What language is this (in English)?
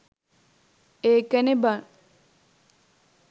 Sinhala